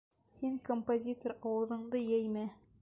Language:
Bashkir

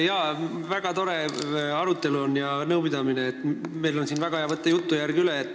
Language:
Estonian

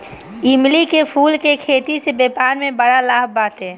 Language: Bhojpuri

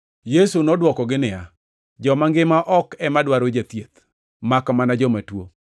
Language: Luo (Kenya and Tanzania)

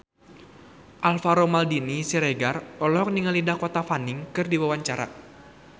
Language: Sundanese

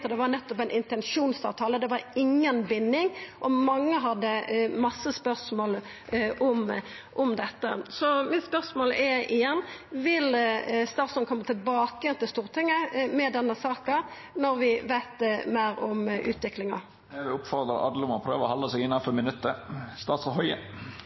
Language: Norwegian Nynorsk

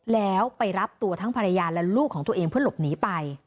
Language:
Thai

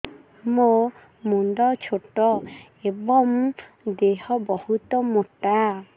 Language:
Odia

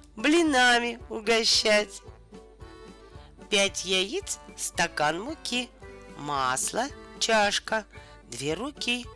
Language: Russian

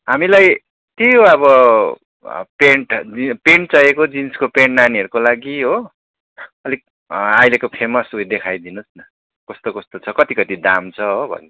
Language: Nepali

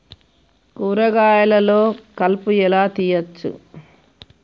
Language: Telugu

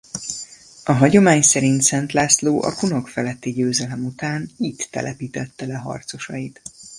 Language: Hungarian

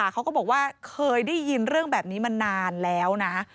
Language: Thai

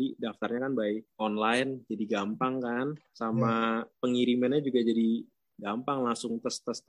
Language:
Indonesian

